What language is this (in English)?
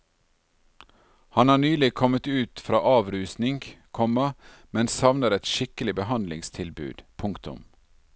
Norwegian